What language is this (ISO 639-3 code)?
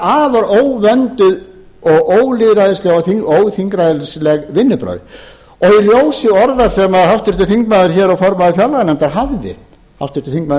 isl